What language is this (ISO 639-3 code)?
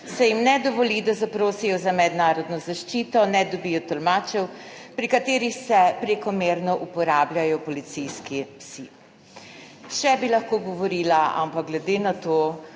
slv